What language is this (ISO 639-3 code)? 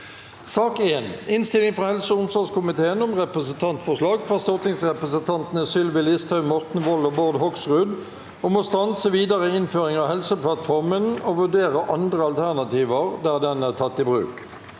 nor